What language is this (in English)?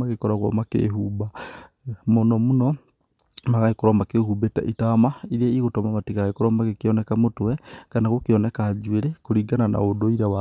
Kikuyu